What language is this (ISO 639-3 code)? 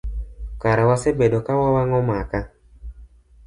luo